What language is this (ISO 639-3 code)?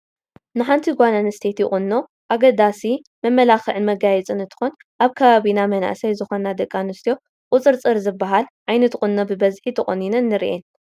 tir